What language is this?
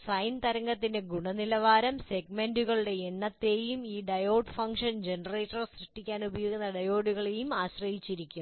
Malayalam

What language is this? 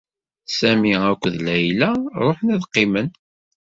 Kabyle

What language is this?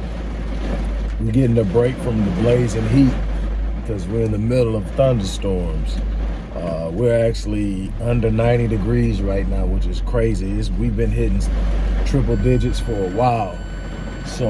English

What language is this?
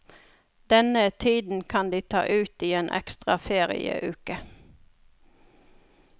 Norwegian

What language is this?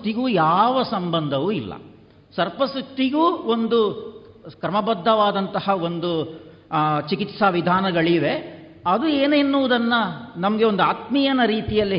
Kannada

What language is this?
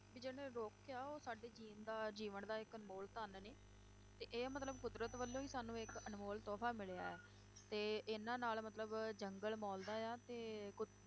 Punjabi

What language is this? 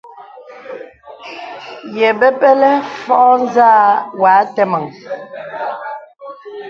Bebele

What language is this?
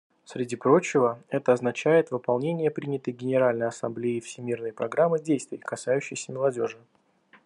Russian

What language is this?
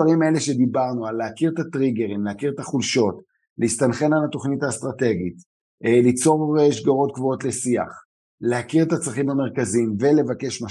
Hebrew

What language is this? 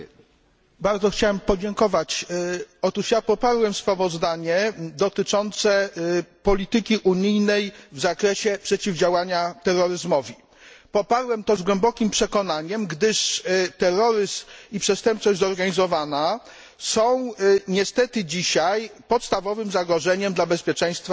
Polish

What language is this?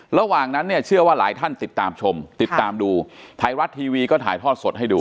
Thai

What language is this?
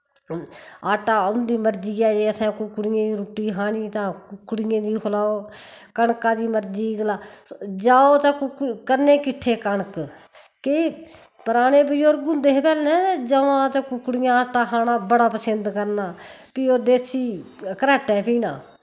Dogri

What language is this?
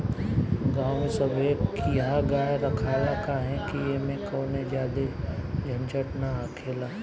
Bhojpuri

